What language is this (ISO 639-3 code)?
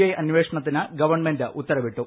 mal